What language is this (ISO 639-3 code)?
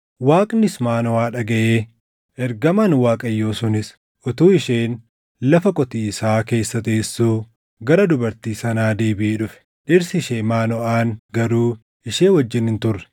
orm